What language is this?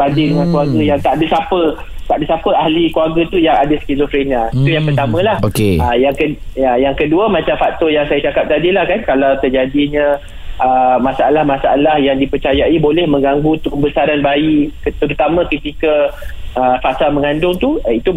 Malay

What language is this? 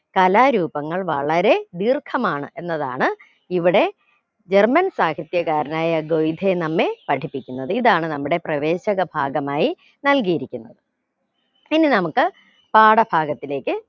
Malayalam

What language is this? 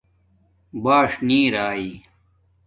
Domaaki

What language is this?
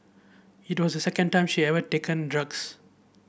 English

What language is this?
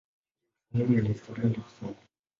Swahili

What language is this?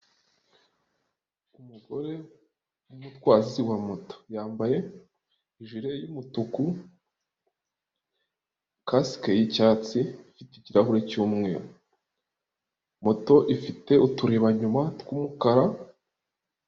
Kinyarwanda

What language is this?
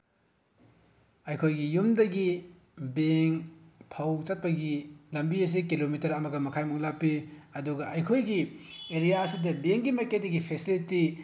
Manipuri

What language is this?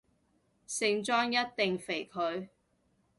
Cantonese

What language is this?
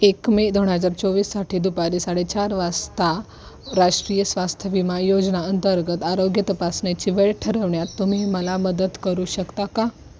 Marathi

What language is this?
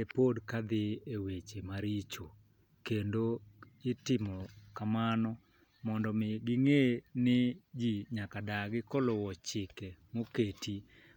Luo (Kenya and Tanzania)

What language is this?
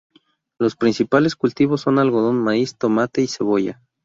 Spanish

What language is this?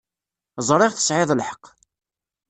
Kabyle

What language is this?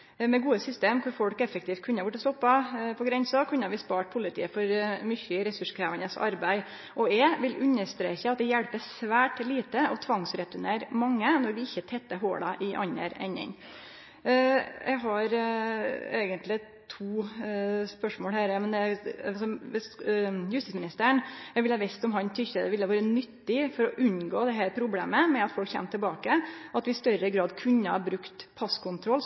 Norwegian Nynorsk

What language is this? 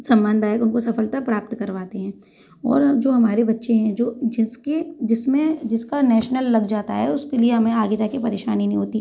Hindi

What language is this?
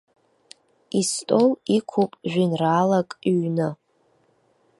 Abkhazian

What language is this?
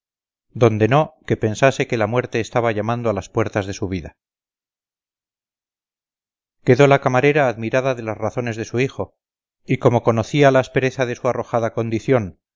Spanish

